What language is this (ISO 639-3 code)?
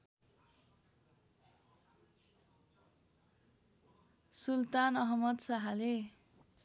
nep